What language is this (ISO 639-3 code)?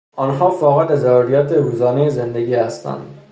fas